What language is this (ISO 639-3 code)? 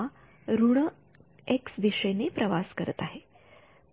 mar